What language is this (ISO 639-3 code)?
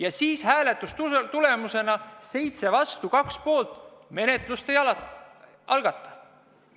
est